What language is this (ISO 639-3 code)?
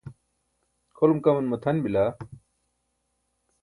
bsk